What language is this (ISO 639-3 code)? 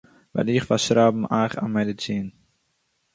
yid